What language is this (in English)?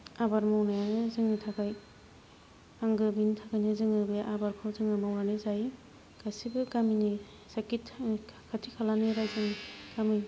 Bodo